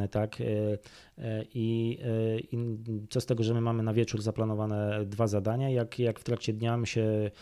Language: Polish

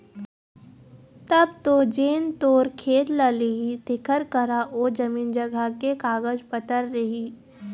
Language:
Chhattisgarhi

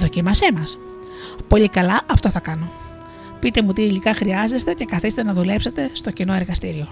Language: Greek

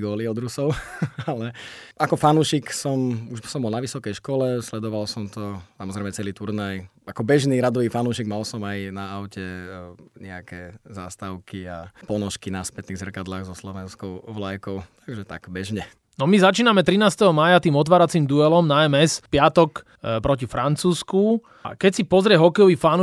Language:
Slovak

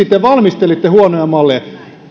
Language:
Finnish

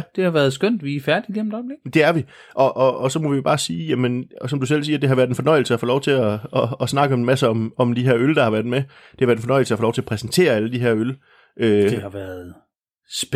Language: Danish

